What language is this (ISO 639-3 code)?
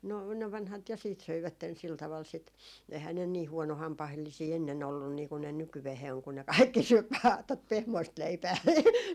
fin